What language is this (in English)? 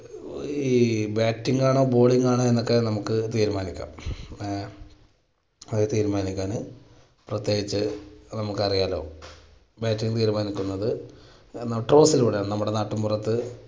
Malayalam